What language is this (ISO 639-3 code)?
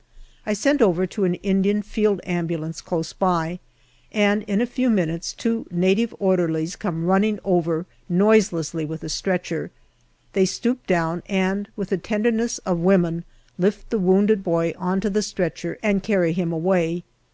eng